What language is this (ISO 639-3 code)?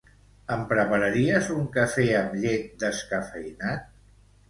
cat